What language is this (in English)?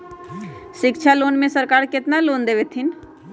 Magahi